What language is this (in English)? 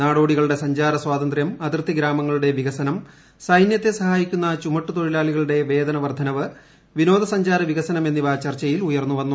Malayalam